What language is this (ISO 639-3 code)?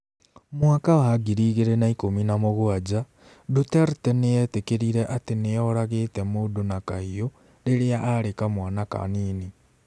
kik